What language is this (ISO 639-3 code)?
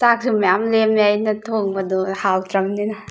mni